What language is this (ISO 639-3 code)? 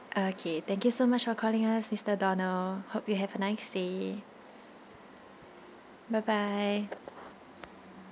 eng